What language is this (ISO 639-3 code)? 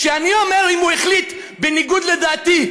heb